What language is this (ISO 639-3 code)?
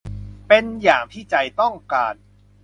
tha